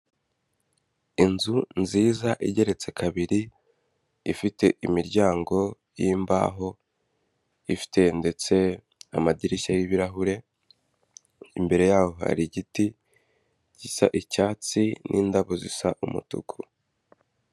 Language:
Kinyarwanda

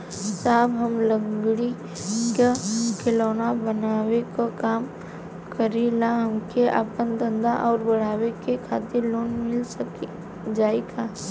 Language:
Bhojpuri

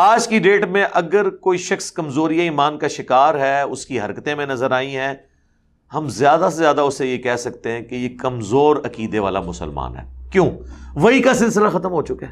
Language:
Urdu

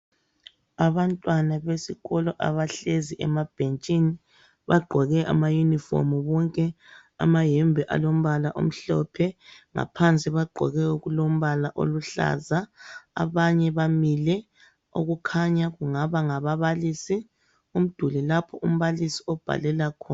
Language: North Ndebele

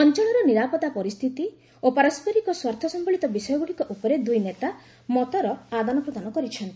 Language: Odia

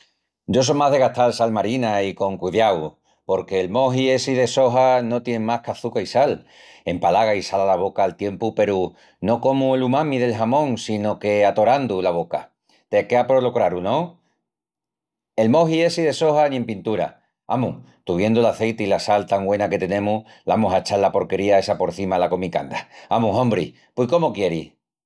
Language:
Extremaduran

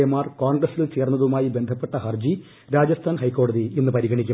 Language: Malayalam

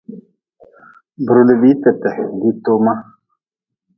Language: Nawdm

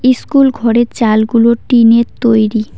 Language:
Bangla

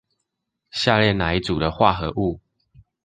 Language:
Chinese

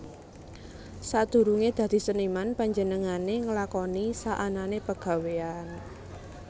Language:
Javanese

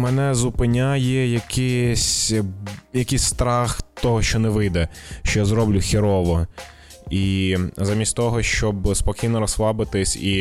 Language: Ukrainian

